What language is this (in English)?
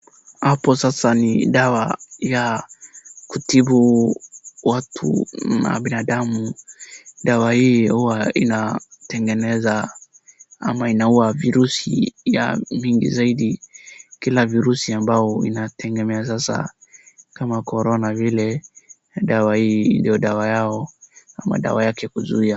Swahili